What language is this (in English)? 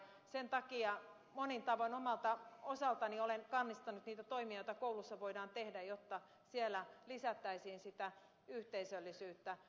Finnish